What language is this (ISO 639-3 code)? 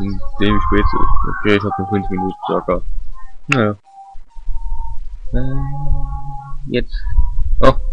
deu